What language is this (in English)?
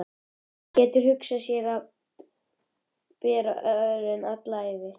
Icelandic